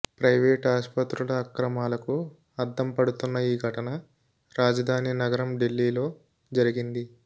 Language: Telugu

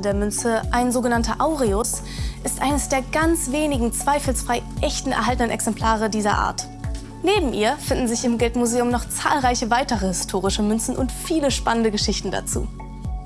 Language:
German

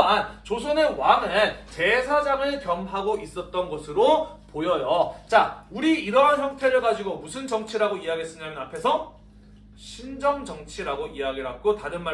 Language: Korean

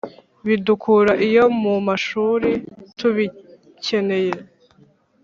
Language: Kinyarwanda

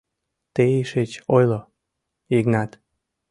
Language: Mari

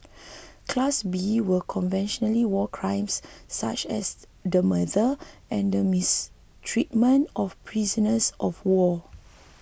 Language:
English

